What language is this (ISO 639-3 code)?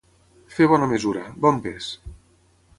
cat